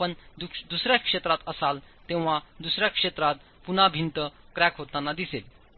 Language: Marathi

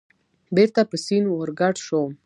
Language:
Pashto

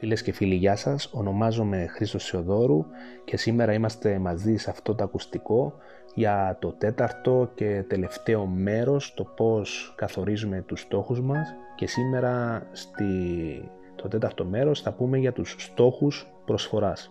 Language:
Greek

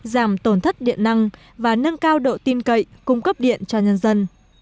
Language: Vietnamese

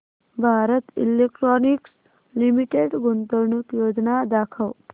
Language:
Marathi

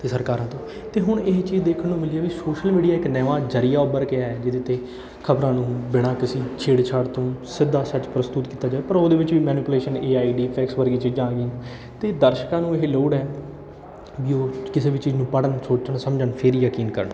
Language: Punjabi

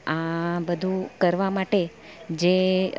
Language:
Gujarati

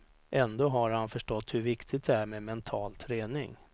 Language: Swedish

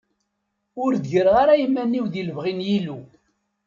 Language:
Kabyle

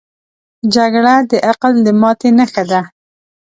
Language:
Pashto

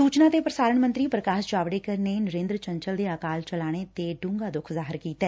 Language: Punjabi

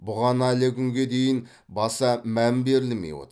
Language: Kazakh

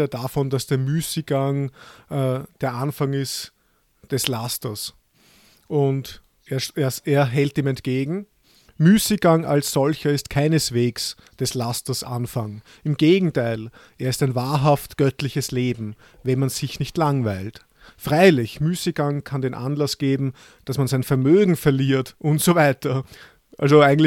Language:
German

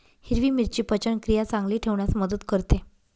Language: Marathi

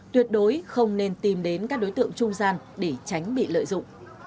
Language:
Vietnamese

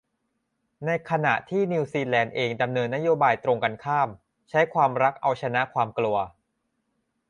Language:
Thai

